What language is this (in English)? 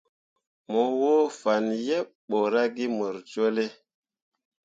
Mundang